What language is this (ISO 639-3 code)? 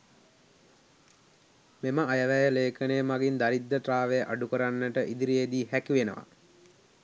sin